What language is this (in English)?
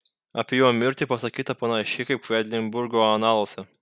Lithuanian